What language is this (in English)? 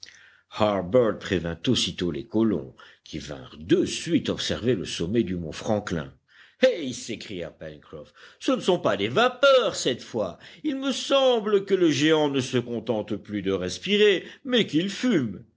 French